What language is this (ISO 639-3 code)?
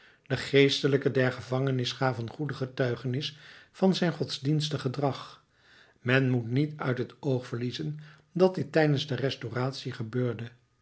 nld